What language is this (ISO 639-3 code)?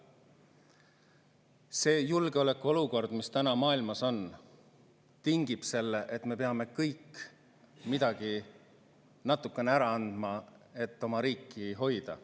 est